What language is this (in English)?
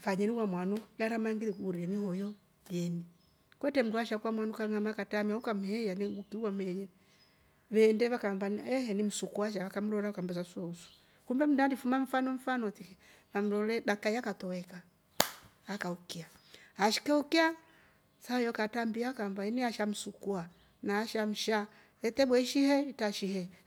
Rombo